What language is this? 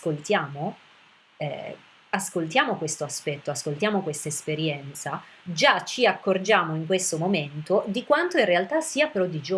Italian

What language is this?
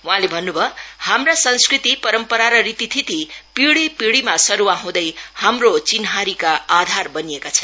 Nepali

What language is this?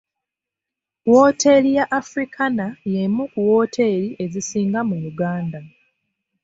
Ganda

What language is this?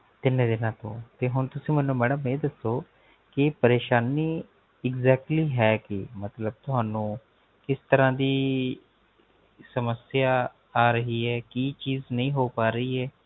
Punjabi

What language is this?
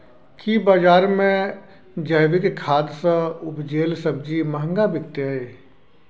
Maithili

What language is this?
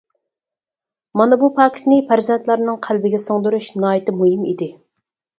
Uyghur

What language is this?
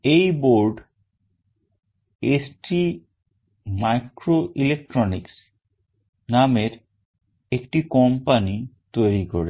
Bangla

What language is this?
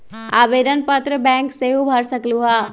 Magahi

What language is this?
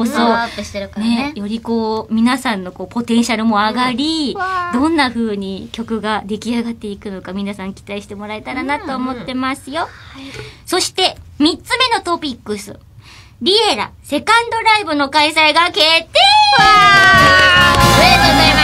Japanese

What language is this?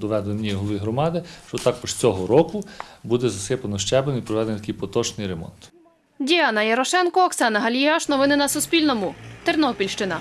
Ukrainian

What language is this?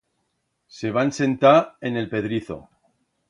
Aragonese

